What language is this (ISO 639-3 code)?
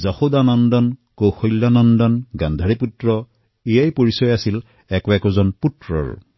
asm